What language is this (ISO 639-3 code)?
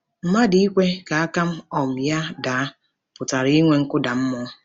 ibo